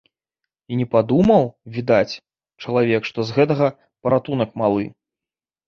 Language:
Belarusian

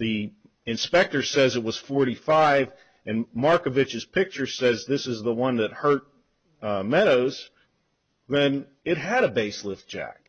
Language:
English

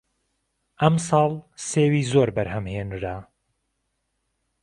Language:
Central Kurdish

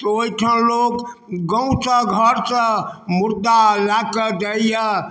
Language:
Maithili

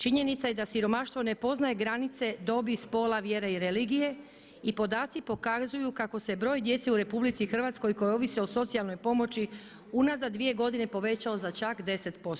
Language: Croatian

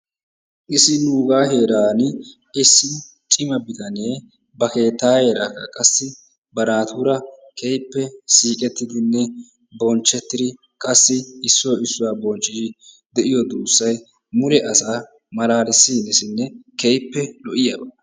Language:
Wolaytta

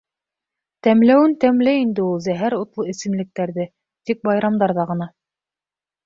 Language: Bashkir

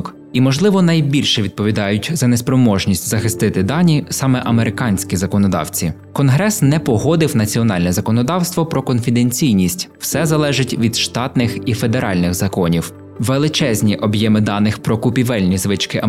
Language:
Ukrainian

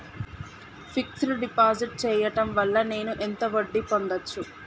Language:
Telugu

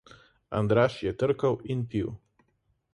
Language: Slovenian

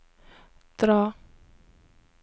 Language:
Norwegian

